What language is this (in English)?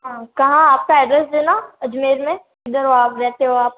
Hindi